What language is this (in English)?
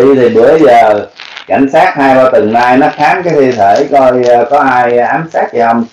Vietnamese